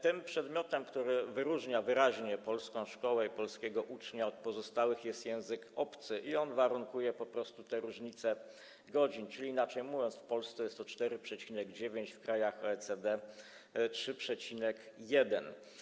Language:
Polish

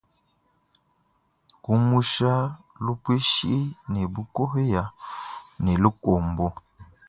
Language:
Luba-Lulua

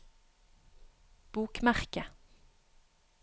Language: Norwegian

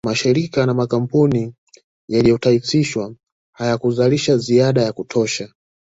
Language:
Swahili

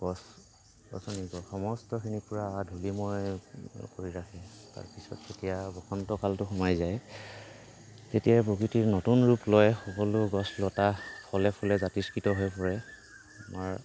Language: Assamese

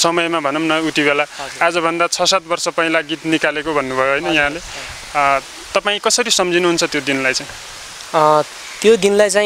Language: Turkish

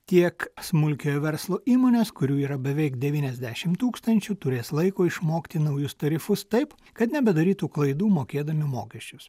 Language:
Lithuanian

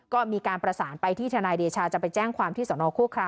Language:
Thai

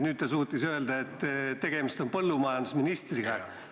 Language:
Estonian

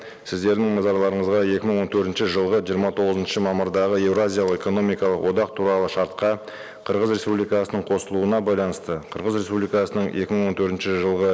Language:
Kazakh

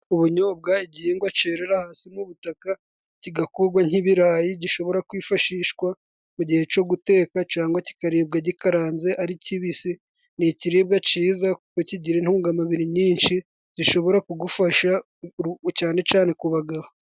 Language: Kinyarwanda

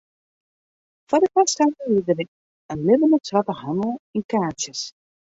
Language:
Western Frisian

